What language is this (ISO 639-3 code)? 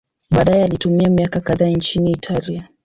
swa